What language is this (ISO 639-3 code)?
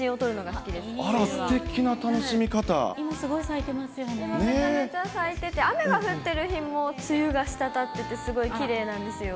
jpn